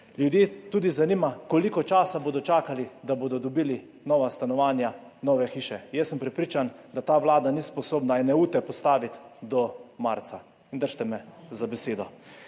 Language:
Slovenian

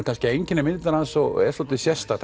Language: Icelandic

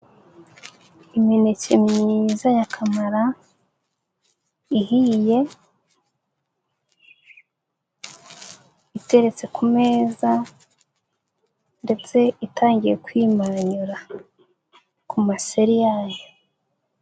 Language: Kinyarwanda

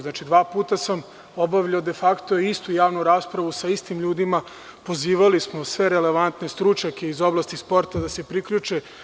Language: Serbian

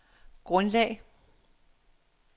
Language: Danish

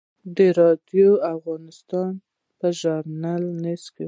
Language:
Pashto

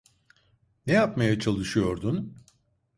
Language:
Turkish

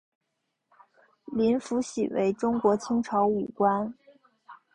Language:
Chinese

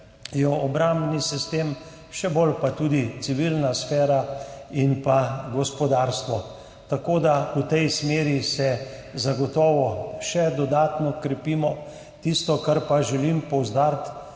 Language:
Slovenian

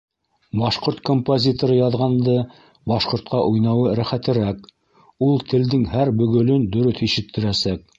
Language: Bashkir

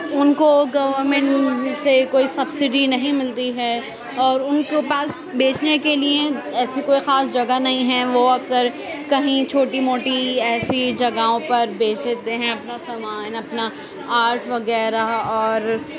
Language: Urdu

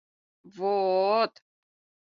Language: Mari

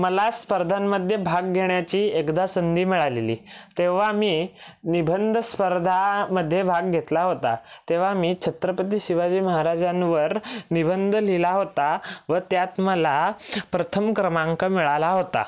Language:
Marathi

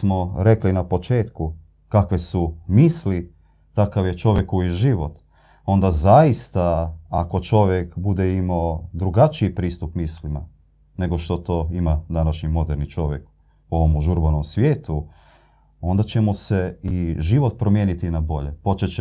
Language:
Croatian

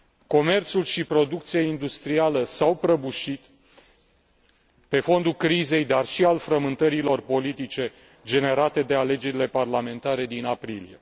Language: Romanian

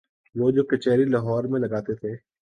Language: Urdu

